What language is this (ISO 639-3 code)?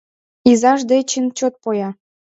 chm